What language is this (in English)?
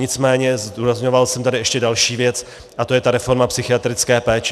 Czech